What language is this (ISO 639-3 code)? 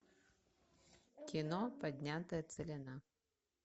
rus